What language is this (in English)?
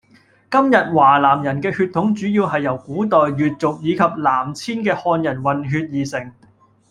Cantonese